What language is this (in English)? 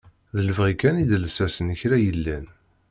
Kabyle